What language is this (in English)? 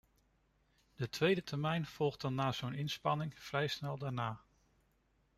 Dutch